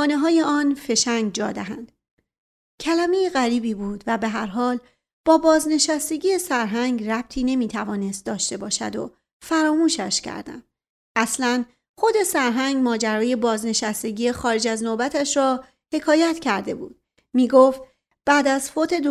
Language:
Persian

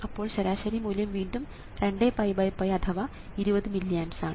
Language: Malayalam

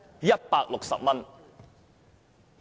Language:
Cantonese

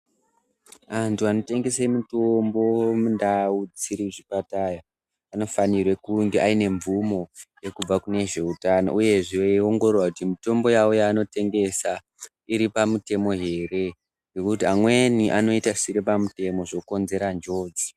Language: Ndau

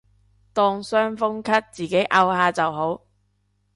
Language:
Cantonese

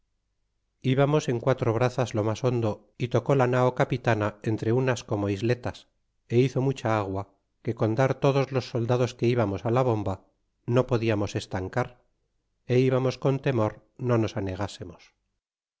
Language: Spanish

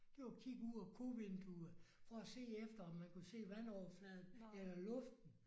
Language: Danish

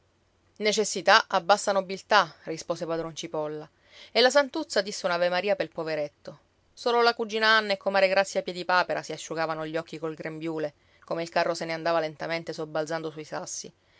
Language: Italian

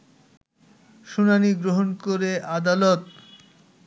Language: Bangla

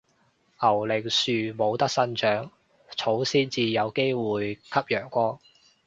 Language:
Cantonese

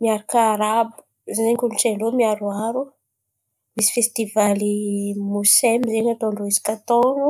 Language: Antankarana Malagasy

